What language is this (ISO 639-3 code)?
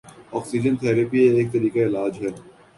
urd